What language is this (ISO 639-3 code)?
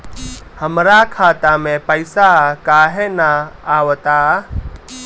bho